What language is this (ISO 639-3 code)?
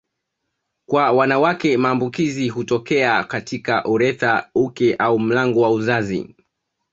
swa